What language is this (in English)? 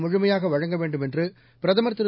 Tamil